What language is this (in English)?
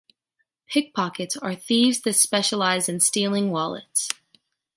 English